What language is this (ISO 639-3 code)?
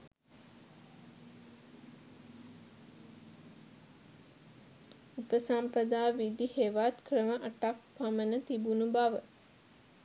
sin